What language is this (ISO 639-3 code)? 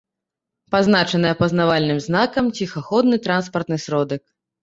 bel